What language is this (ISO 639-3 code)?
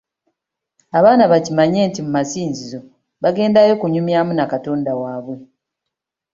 lug